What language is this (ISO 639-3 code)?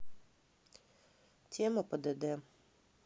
rus